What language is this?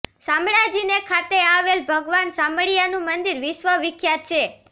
Gujarati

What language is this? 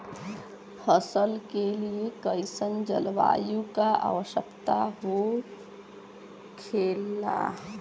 Bhojpuri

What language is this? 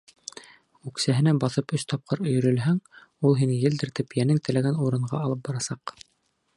Bashkir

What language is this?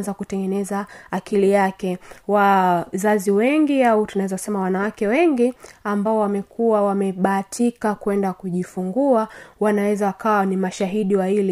Swahili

